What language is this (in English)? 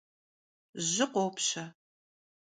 Kabardian